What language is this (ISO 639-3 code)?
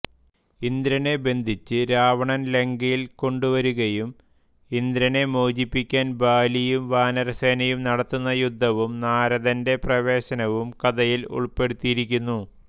mal